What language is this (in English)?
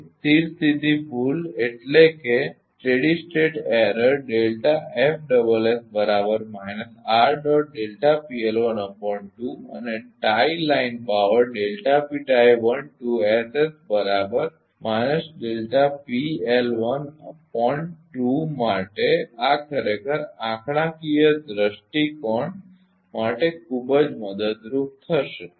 Gujarati